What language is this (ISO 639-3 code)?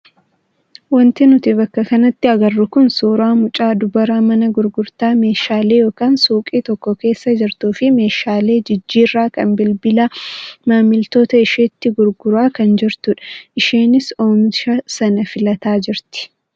orm